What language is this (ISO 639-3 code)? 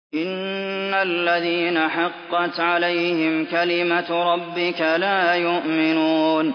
ara